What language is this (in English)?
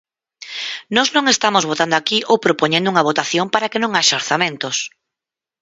Galician